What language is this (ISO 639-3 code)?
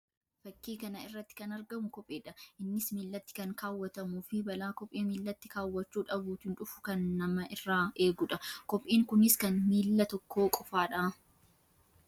orm